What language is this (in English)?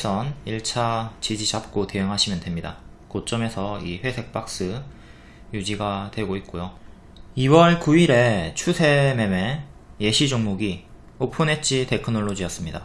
Korean